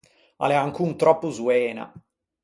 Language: Ligurian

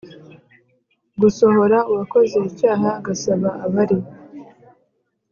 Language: Kinyarwanda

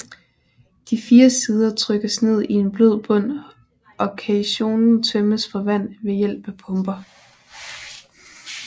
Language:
Danish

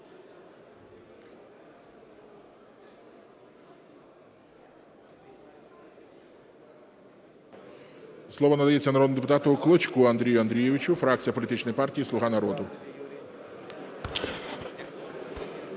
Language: Ukrainian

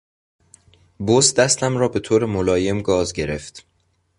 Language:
Persian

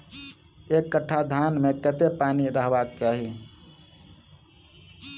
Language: Maithili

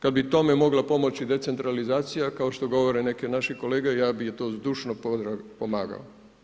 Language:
Croatian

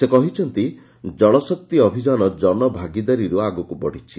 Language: Odia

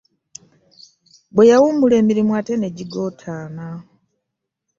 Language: Ganda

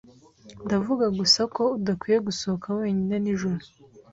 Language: Kinyarwanda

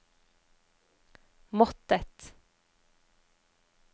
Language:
Norwegian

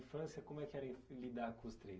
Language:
Portuguese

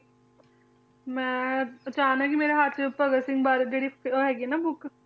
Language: Punjabi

